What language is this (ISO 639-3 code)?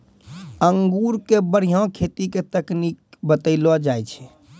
mai